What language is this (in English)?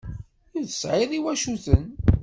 Kabyle